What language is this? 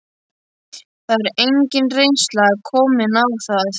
Icelandic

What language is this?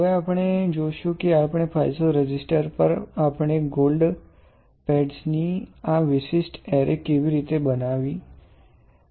Gujarati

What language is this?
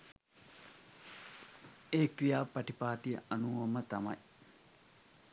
Sinhala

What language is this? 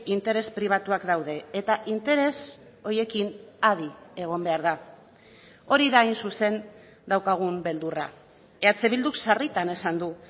Basque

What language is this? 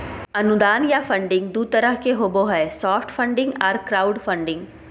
Magahi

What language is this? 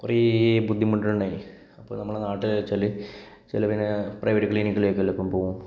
Malayalam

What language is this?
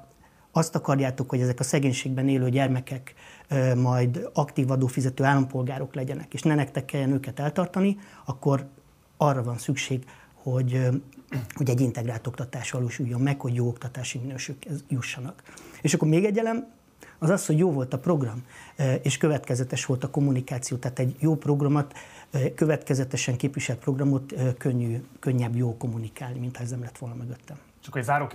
Hungarian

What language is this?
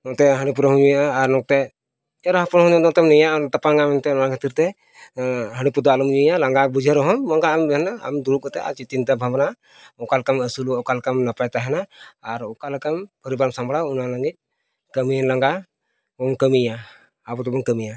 Santali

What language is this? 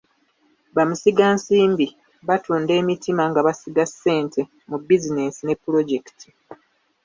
Ganda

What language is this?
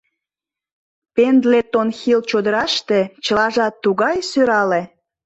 Mari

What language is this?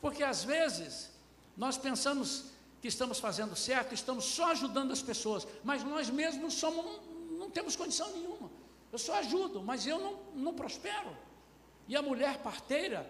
Portuguese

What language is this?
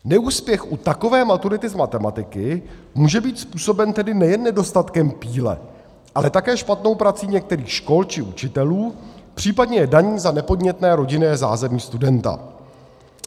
Czech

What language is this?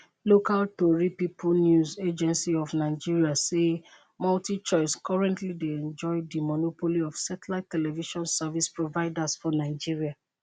Nigerian Pidgin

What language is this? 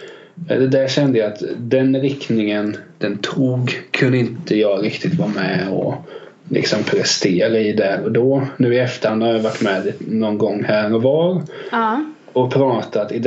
Swedish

